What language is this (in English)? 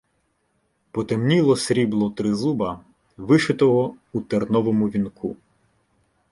Ukrainian